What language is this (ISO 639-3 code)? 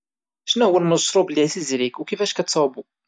ary